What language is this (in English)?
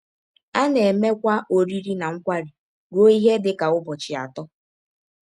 Igbo